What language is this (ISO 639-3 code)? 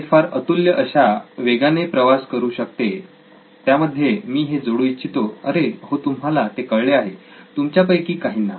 mar